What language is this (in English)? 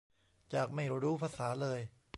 Thai